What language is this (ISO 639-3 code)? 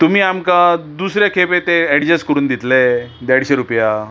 kok